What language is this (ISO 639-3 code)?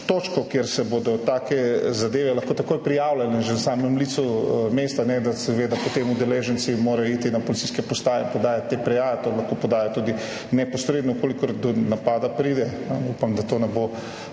slv